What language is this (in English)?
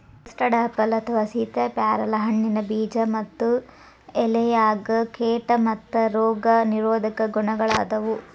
Kannada